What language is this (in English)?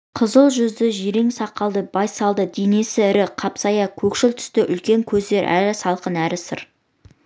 Kazakh